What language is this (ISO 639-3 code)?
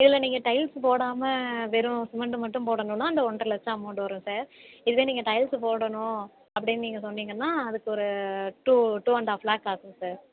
tam